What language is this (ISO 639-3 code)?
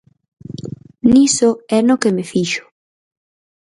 glg